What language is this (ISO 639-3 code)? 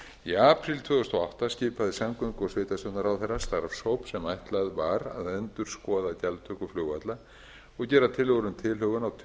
isl